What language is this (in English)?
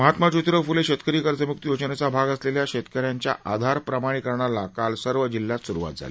Marathi